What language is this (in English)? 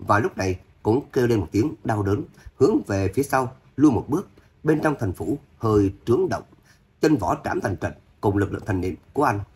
Vietnamese